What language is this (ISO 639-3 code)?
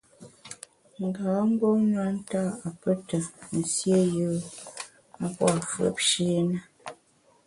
bax